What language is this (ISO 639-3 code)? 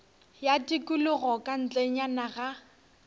nso